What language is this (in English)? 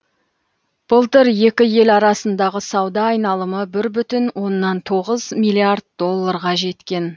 Kazakh